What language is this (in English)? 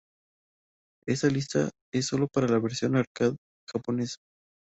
Spanish